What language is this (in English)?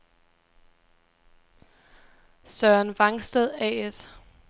Danish